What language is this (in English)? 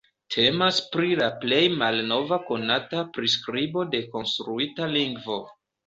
Esperanto